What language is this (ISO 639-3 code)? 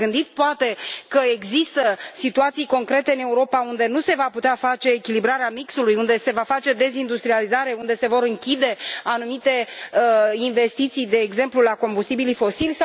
ron